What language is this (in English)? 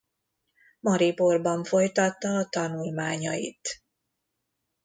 Hungarian